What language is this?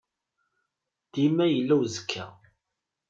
Kabyle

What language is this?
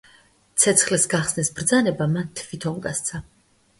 Georgian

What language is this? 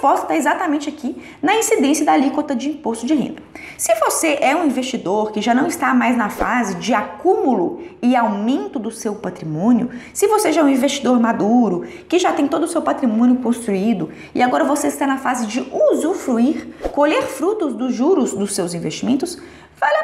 Portuguese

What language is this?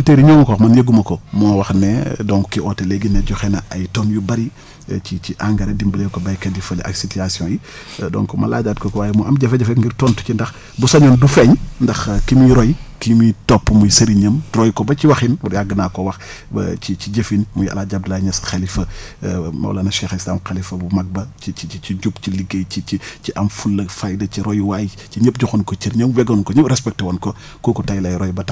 Wolof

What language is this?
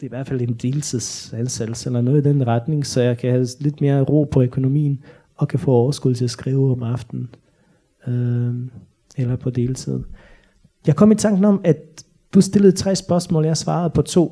Danish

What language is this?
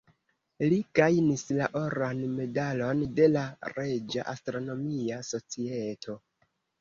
Esperanto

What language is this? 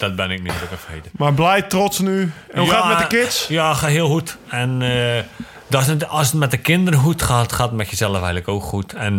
Dutch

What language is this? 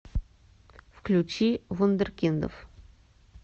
Russian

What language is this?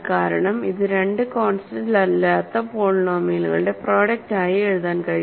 Malayalam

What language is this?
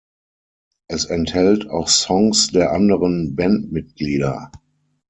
German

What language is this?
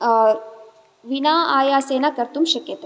Sanskrit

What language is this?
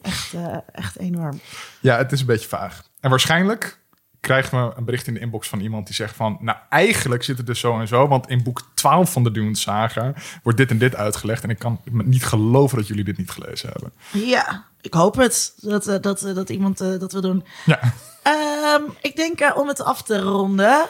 Dutch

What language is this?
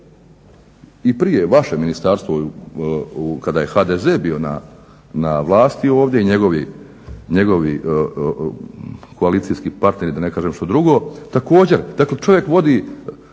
Croatian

